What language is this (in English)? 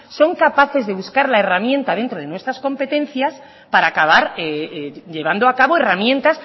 Spanish